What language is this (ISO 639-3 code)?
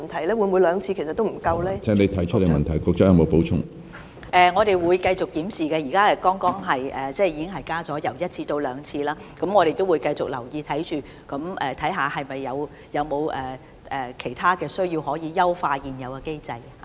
yue